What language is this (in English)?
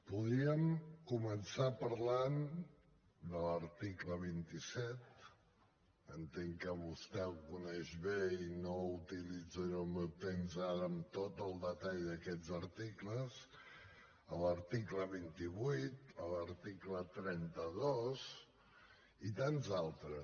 Catalan